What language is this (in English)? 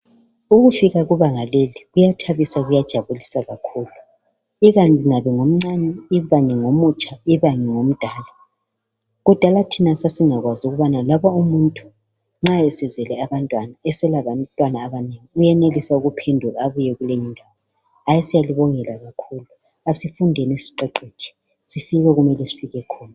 North Ndebele